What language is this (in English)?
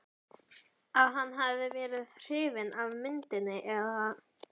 Icelandic